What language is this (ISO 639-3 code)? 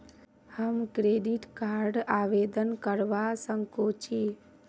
mag